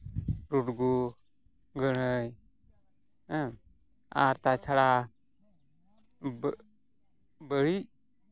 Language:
Santali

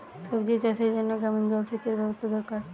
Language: Bangla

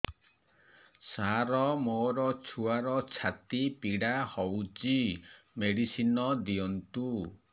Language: Odia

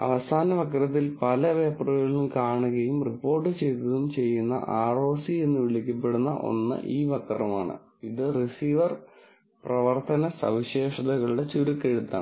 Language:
Malayalam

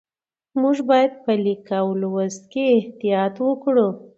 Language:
Pashto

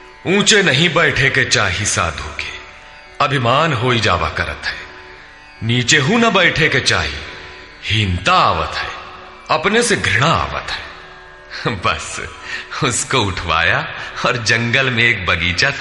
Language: Hindi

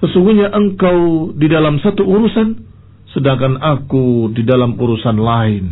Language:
Indonesian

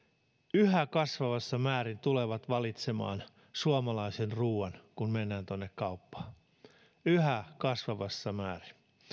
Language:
Finnish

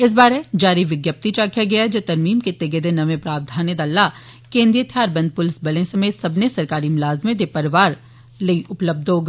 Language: Dogri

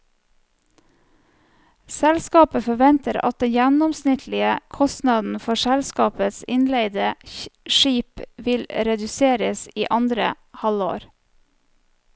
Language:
Norwegian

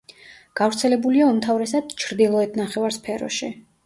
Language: Georgian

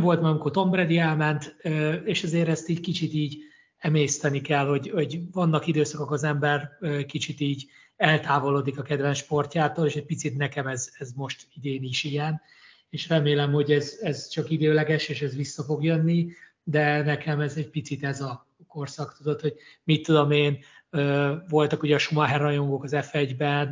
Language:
Hungarian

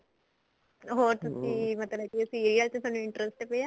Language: Punjabi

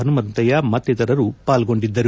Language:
Kannada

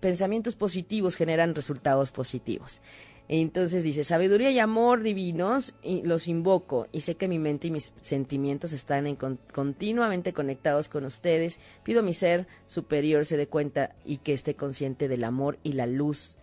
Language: Spanish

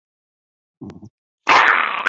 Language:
Chinese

